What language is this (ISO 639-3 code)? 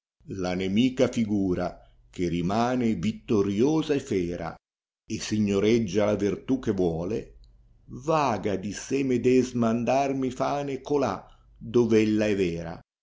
ita